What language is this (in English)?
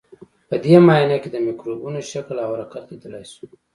Pashto